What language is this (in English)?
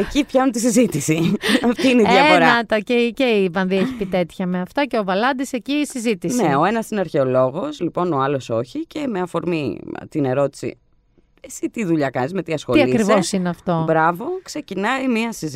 Greek